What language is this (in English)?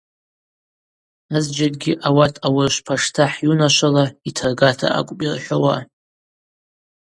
Abaza